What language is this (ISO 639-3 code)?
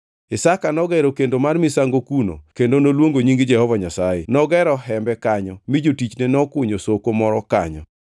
luo